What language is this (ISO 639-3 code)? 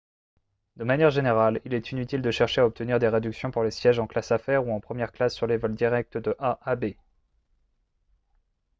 fra